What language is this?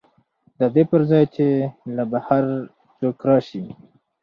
Pashto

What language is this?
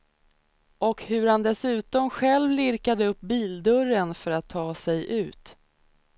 Swedish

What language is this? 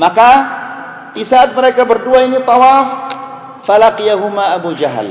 Malay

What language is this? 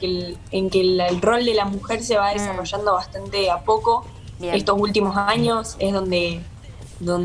Spanish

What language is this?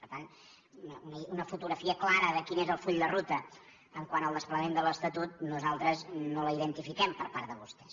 Catalan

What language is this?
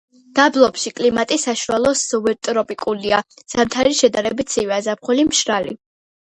Georgian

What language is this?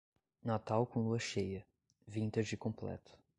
Portuguese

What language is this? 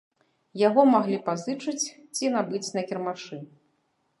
Belarusian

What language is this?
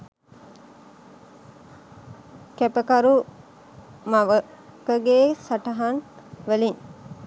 Sinhala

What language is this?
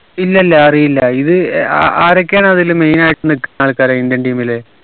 Malayalam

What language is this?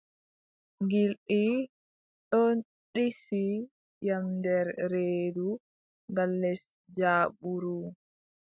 Adamawa Fulfulde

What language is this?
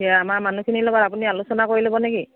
Assamese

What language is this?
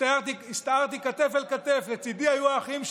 Hebrew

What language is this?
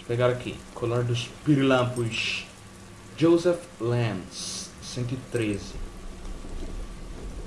Portuguese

